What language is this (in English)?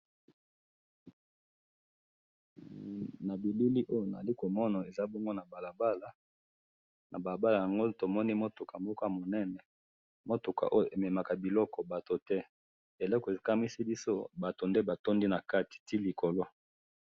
Lingala